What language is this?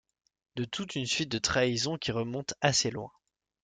French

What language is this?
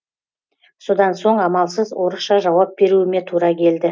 Kazakh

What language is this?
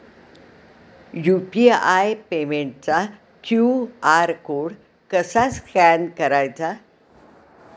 Marathi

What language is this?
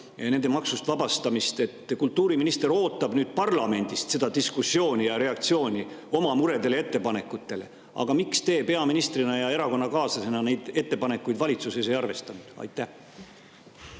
Estonian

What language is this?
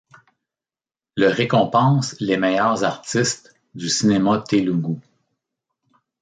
French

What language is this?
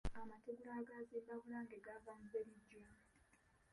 Ganda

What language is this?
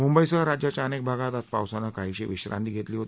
Marathi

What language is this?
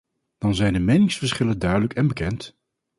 Dutch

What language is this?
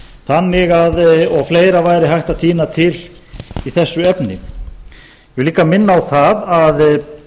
Icelandic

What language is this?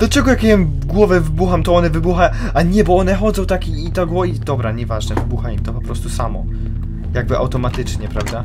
Polish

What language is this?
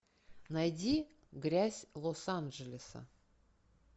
Russian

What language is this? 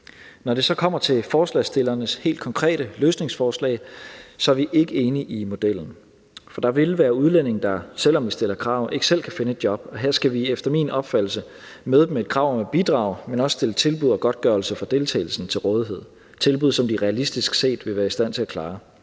Danish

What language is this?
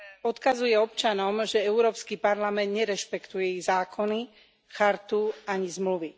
Slovak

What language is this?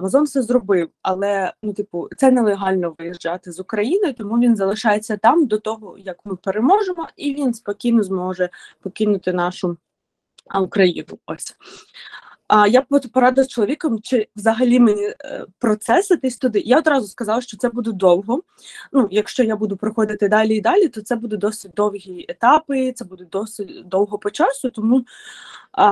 Ukrainian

